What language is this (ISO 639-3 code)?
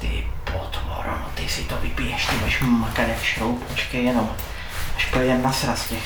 ces